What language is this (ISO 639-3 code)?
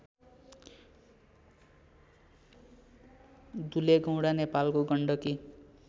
nep